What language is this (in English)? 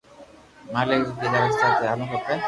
Loarki